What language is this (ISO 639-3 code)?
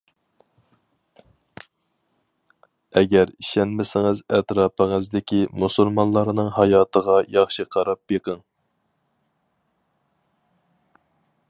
uig